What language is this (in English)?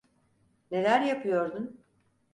Turkish